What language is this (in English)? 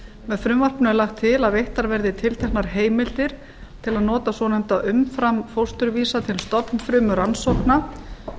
Icelandic